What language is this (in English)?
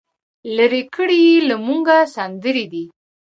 Pashto